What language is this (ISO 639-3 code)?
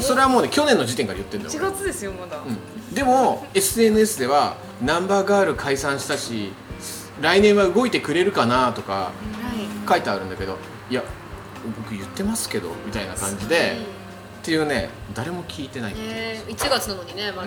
jpn